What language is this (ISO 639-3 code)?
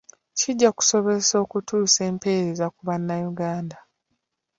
lug